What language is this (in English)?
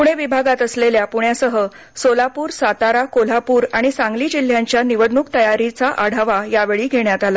Marathi